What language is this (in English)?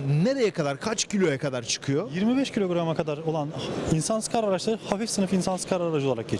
Turkish